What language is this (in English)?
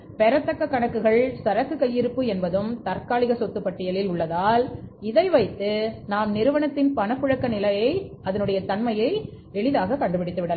Tamil